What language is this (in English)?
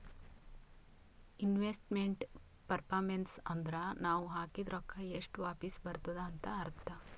Kannada